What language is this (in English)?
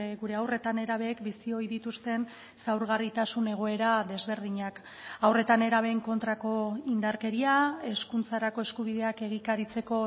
Basque